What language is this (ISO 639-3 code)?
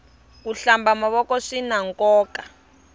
tso